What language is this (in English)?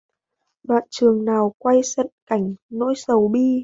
Vietnamese